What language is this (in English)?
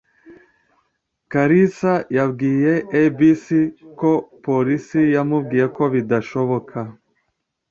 Kinyarwanda